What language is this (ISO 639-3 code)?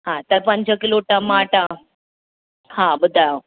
snd